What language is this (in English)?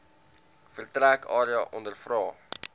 Afrikaans